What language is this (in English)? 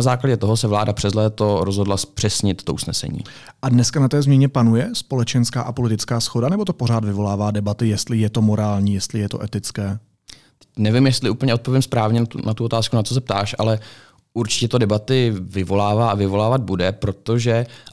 Czech